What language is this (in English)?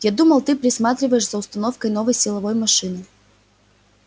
Russian